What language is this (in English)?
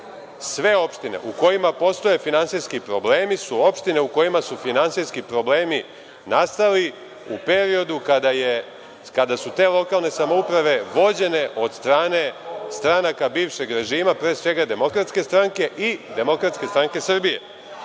Serbian